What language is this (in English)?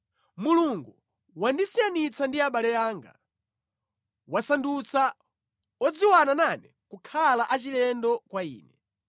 Nyanja